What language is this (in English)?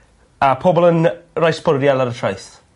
Welsh